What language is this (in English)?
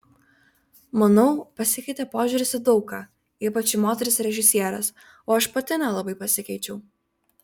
Lithuanian